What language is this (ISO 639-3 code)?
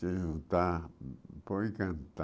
por